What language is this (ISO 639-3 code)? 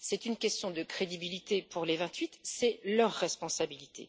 fra